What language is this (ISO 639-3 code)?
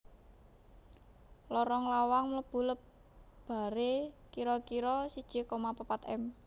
jav